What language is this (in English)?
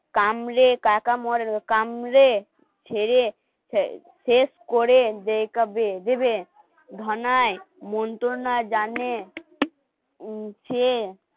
Bangla